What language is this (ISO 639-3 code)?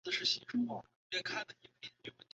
zho